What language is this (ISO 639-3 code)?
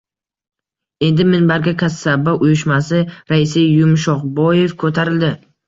uzb